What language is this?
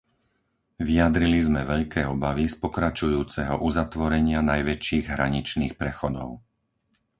Slovak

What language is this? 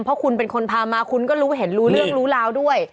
Thai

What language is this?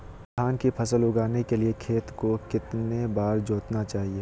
Magahi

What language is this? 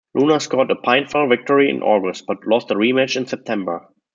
English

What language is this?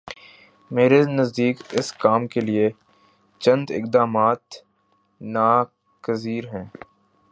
Urdu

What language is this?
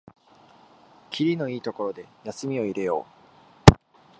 Japanese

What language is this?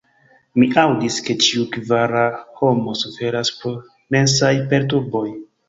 Esperanto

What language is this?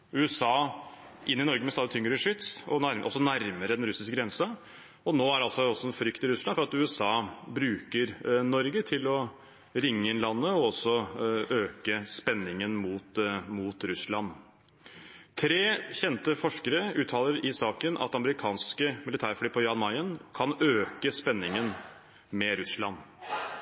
Norwegian Bokmål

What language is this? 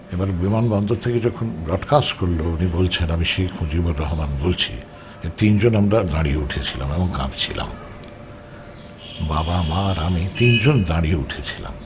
Bangla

